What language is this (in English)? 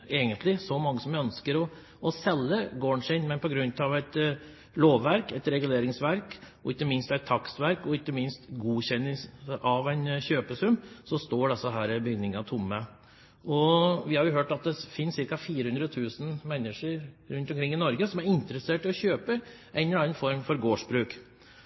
Norwegian Bokmål